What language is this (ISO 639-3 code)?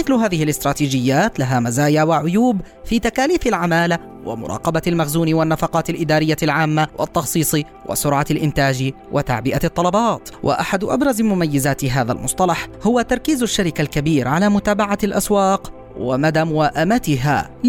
ara